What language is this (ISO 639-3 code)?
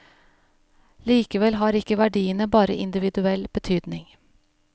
nor